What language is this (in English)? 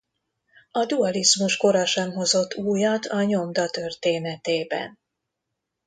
Hungarian